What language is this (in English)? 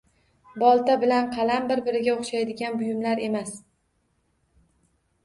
Uzbek